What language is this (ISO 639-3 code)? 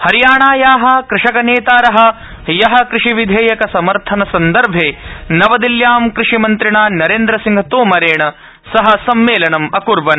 san